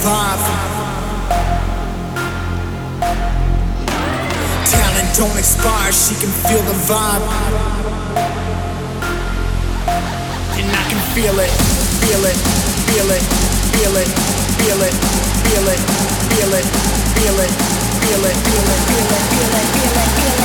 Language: English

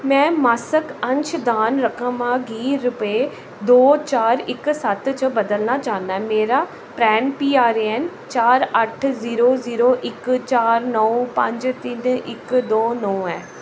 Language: Dogri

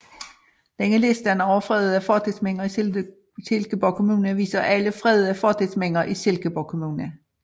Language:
Danish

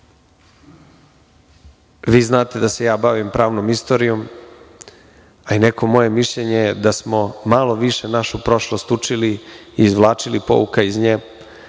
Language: Serbian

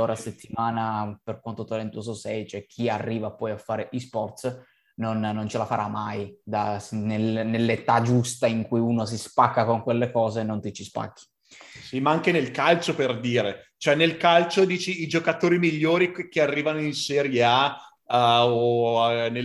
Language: Italian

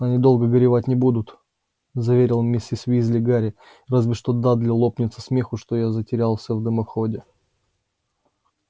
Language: Russian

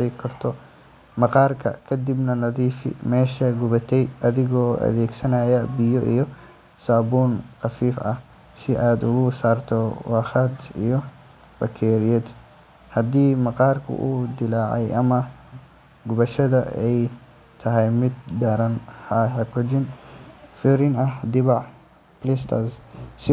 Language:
Somali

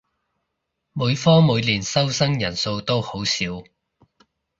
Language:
Cantonese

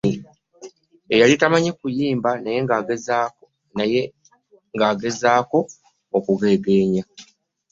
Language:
Ganda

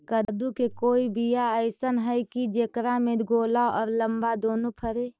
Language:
Magahi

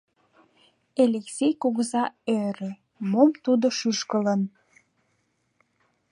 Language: Mari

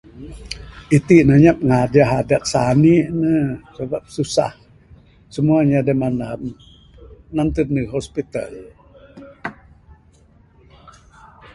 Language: Bukar-Sadung Bidayuh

